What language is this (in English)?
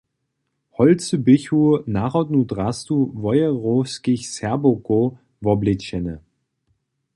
Upper Sorbian